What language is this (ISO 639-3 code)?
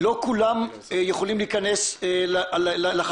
heb